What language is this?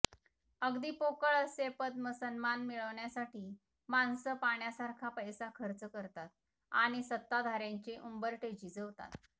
Marathi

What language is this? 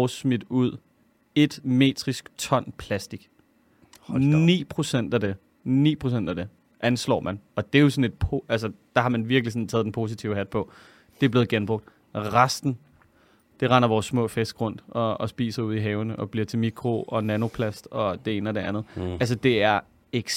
Danish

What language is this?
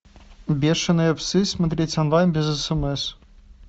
Russian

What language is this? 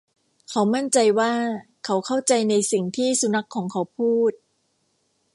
Thai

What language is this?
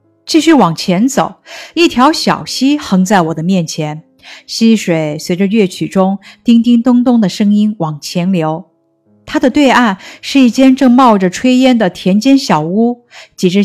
Chinese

